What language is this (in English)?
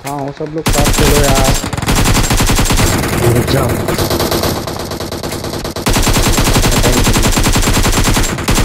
Thai